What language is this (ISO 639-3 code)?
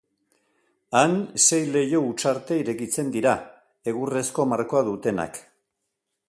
eus